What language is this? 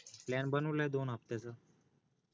Marathi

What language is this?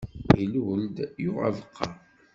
Kabyle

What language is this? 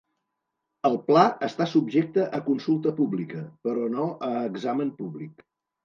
Catalan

